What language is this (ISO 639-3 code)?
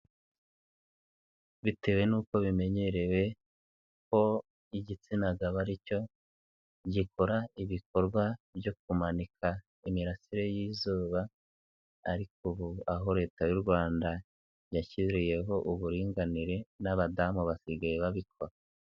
kin